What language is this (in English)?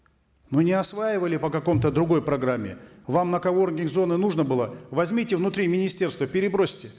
Kazakh